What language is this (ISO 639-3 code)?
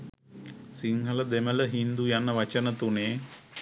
sin